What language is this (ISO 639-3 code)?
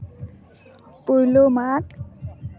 sat